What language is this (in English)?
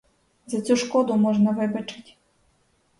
Ukrainian